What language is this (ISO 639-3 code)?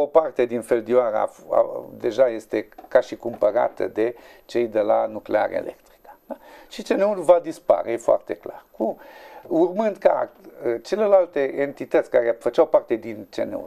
ron